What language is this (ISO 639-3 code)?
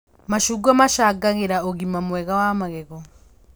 kik